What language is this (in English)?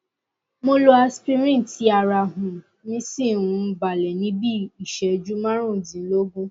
Yoruba